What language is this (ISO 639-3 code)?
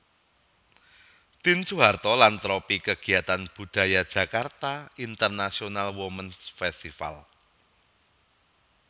jav